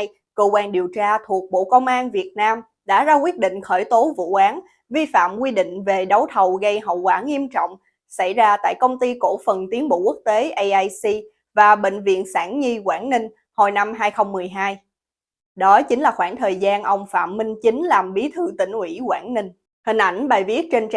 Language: Vietnamese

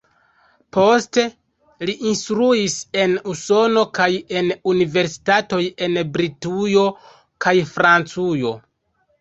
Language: Esperanto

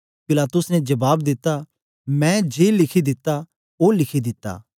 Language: Dogri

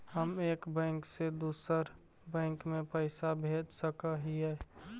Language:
Magahi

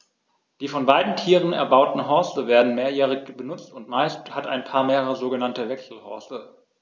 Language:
German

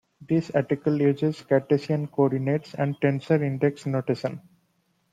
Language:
English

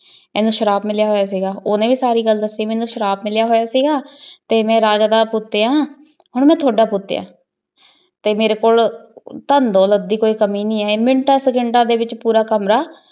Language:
Punjabi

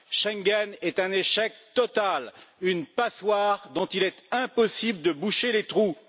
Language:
French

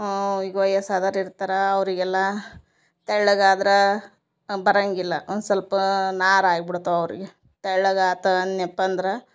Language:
Kannada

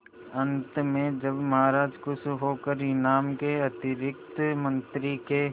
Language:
Hindi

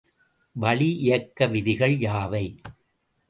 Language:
Tamil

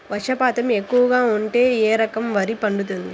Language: Telugu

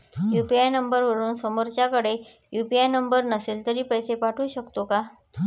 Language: Marathi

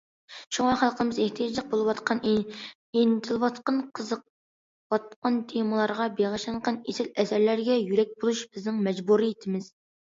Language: Uyghur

